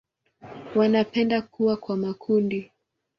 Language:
Swahili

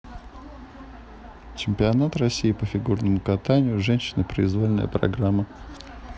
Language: Russian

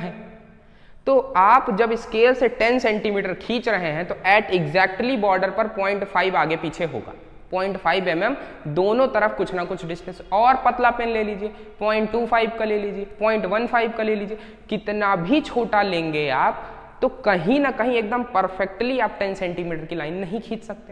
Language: Hindi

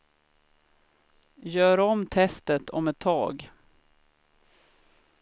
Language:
Swedish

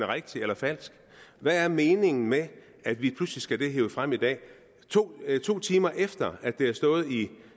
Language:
Danish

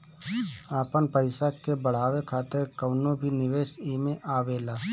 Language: Bhojpuri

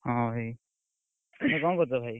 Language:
Odia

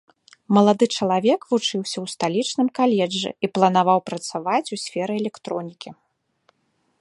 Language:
Belarusian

